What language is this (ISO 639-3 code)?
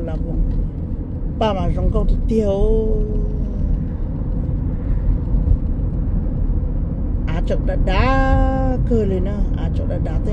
tha